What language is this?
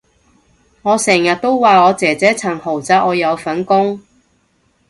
Cantonese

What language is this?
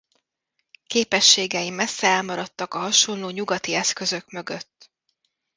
Hungarian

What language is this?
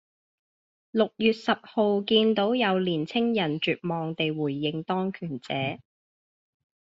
Cantonese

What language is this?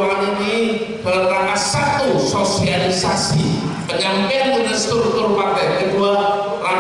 Indonesian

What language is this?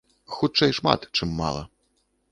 Belarusian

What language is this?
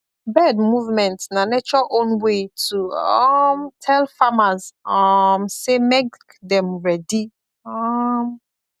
Nigerian Pidgin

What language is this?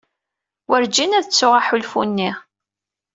Kabyle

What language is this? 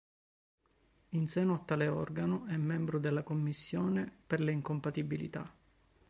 Italian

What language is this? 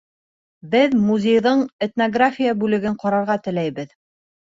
Bashkir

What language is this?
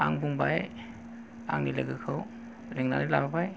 Bodo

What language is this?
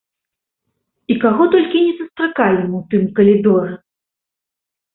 Belarusian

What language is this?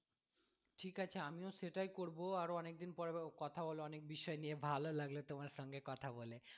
Bangla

